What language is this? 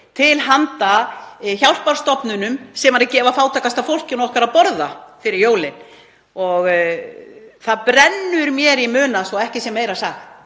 Icelandic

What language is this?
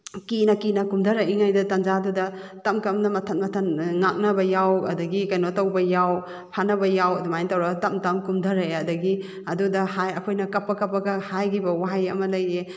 Manipuri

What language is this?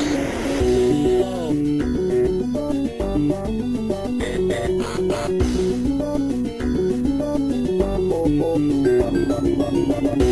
English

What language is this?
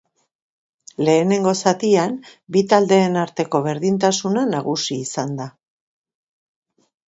Basque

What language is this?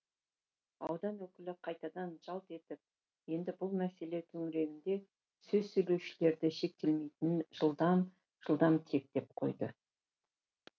Kazakh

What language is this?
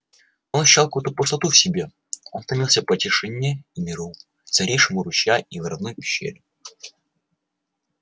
Russian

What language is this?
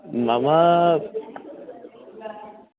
Sanskrit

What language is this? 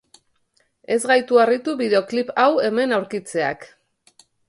Basque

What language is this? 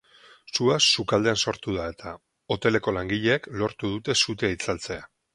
Basque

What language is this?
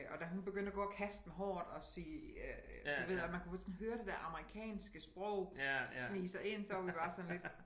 Danish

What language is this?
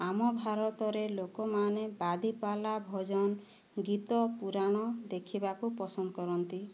Odia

